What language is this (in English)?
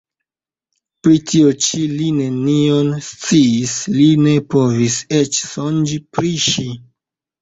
Esperanto